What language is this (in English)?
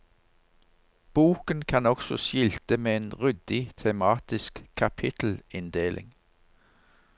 Norwegian